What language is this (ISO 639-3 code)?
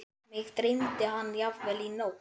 isl